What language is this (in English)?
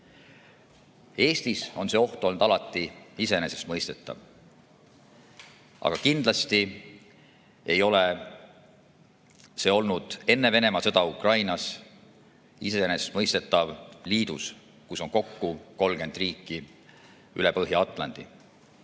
Estonian